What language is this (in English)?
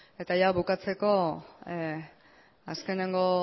Basque